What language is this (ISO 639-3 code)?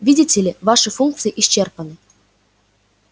rus